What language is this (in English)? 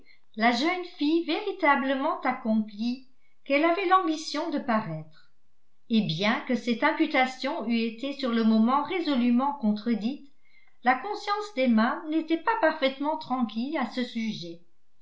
French